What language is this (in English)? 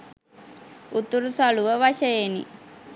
Sinhala